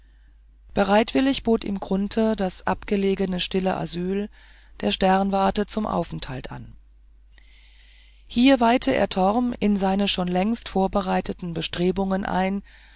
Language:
German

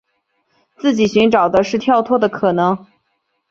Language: Chinese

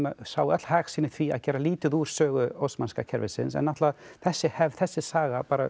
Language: Icelandic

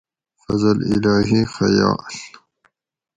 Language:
Gawri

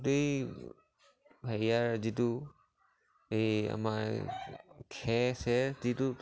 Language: Assamese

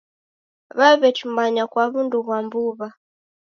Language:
Taita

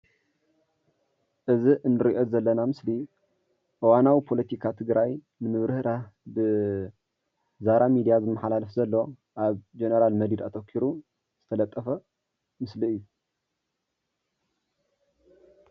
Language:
Tigrinya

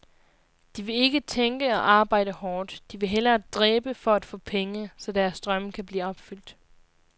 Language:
Danish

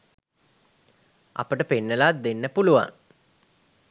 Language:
Sinhala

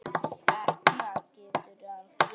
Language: Icelandic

